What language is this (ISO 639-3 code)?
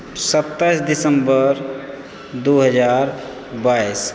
mai